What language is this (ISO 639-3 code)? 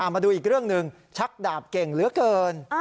tha